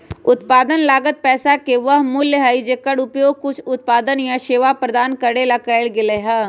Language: Magahi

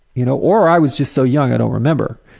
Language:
English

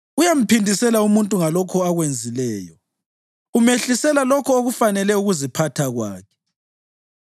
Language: North Ndebele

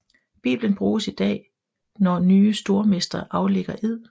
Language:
Danish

